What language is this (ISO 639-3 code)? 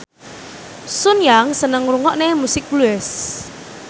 jav